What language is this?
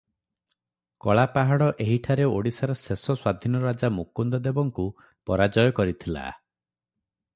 Odia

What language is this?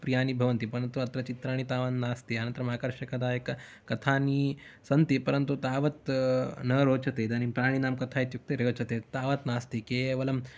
Sanskrit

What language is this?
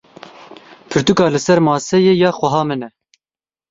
Kurdish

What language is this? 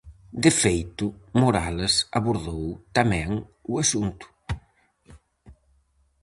Galician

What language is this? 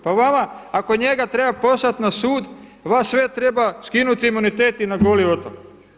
Croatian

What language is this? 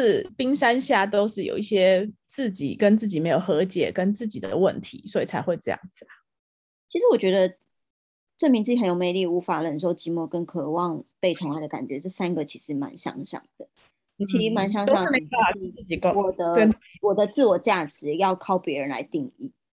Chinese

